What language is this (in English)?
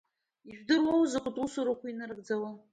Abkhazian